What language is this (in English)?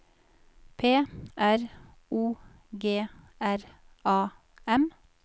Norwegian